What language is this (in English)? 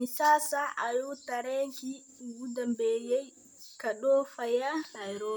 Somali